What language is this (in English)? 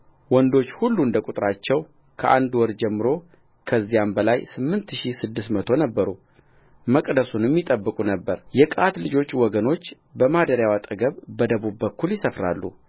Amharic